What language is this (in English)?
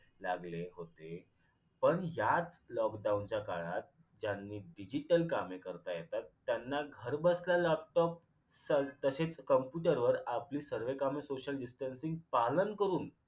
Marathi